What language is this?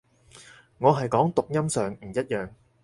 Cantonese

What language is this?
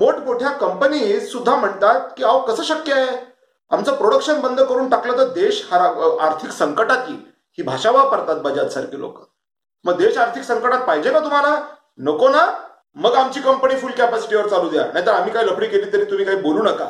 Marathi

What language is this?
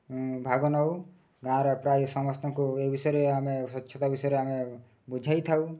Odia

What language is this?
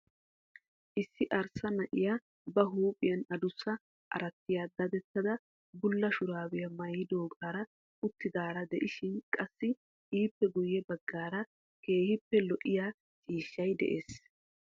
Wolaytta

